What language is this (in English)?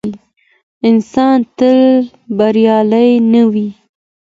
Pashto